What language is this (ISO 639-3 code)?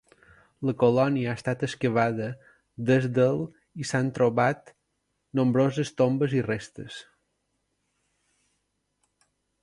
cat